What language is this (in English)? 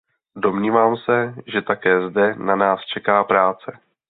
Czech